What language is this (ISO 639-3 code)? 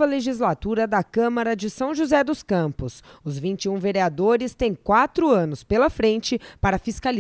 por